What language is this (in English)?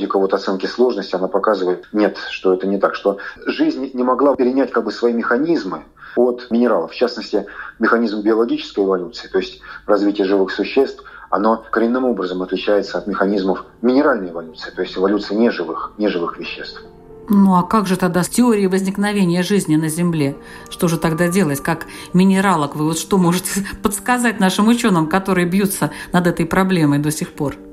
Russian